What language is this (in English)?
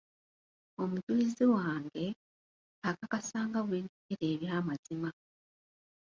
Ganda